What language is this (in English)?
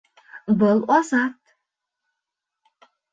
Bashkir